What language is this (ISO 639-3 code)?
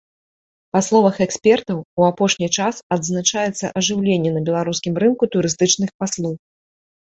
bel